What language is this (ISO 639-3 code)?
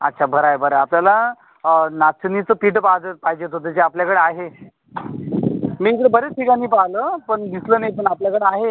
mar